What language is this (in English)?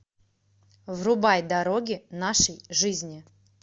Russian